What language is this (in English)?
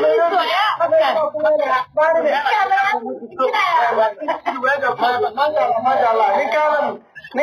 Arabic